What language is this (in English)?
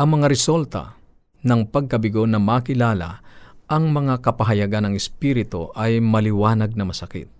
Filipino